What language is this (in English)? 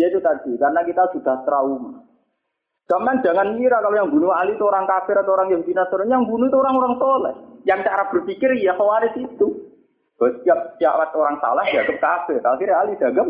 Malay